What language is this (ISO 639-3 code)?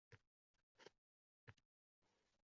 uzb